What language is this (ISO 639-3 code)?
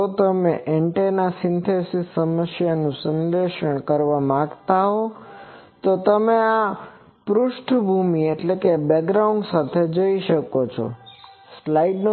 guj